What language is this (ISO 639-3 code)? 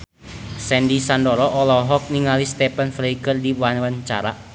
sun